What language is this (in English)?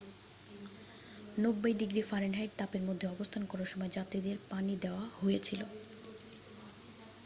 Bangla